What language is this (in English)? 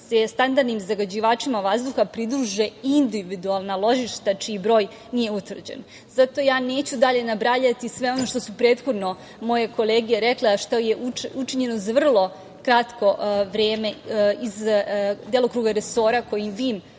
Serbian